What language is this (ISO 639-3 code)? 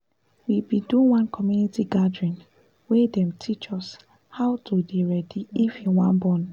pcm